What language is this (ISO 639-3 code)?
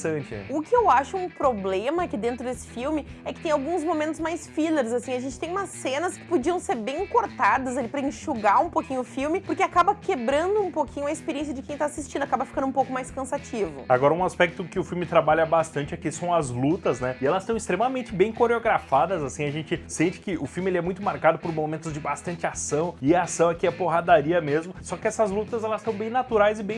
por